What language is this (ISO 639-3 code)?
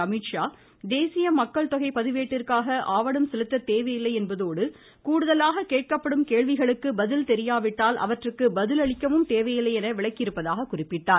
tam